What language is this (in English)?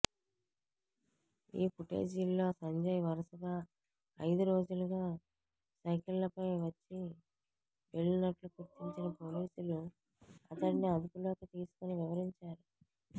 Telugu